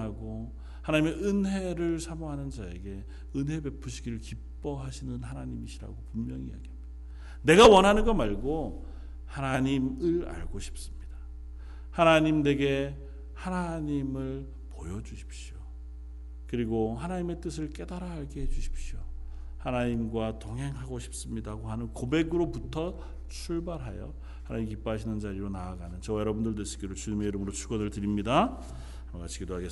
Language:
Korean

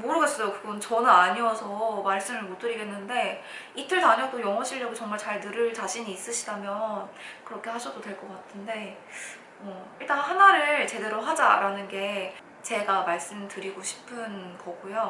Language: Korean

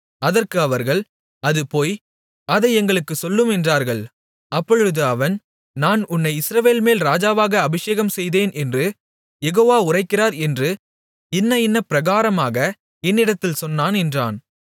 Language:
Tamil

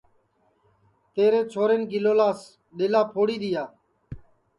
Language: Sansi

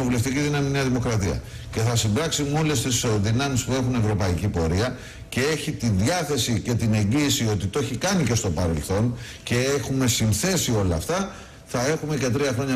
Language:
Greek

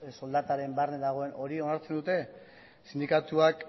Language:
Basque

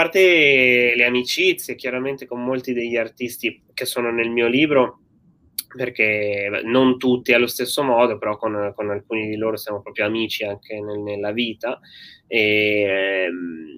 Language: Italian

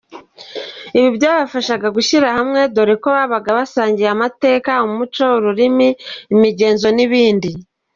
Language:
Kinyarwanda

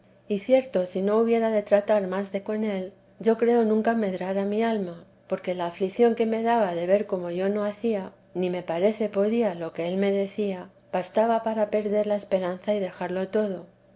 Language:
Spanish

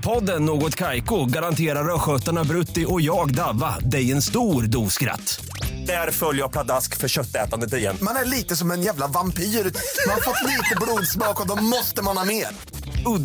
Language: Swedish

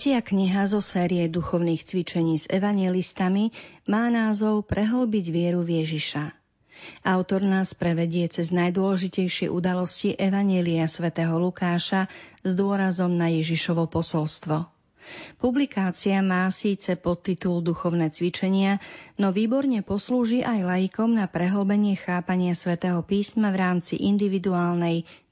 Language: Slovak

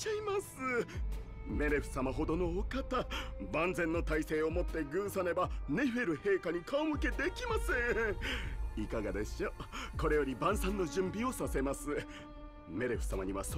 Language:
Japanese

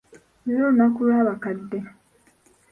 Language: Ganda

